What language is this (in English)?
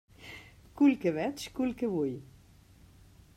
Catalan